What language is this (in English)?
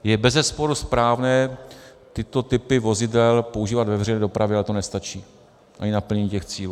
Czech